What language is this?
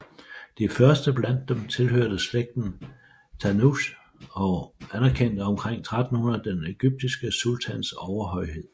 Danish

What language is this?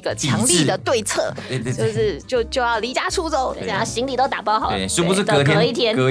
Chinese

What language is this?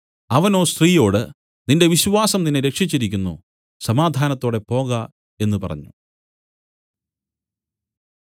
Malayalam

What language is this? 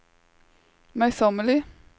Norwegian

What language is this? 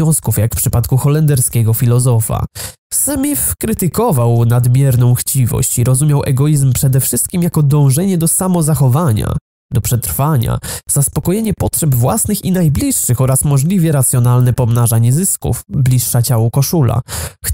Polish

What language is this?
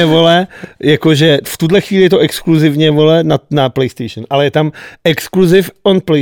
Czech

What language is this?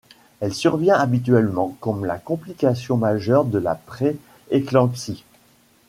French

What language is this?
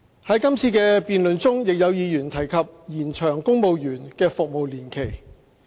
Cantonese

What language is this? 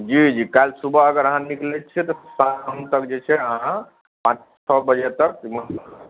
Maithili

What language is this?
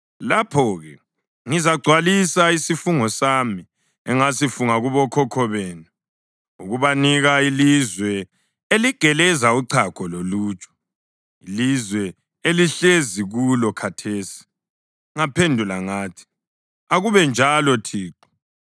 North Ndebele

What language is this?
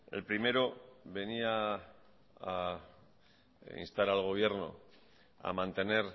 Spanish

